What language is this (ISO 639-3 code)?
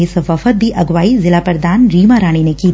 pan